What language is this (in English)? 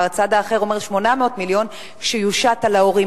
Hebrew